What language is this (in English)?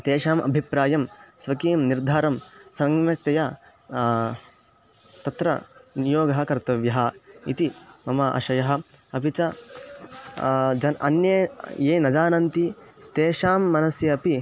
Sanskrit